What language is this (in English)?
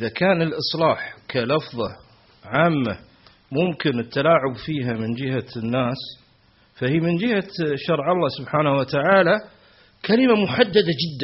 Arabic